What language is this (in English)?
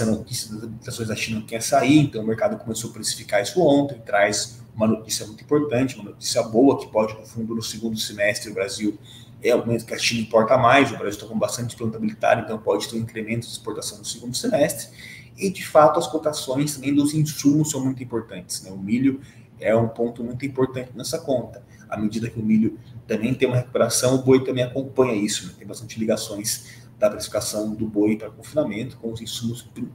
Portuguese